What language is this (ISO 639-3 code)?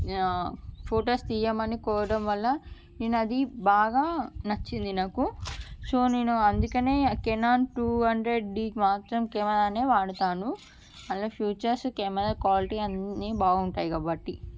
tel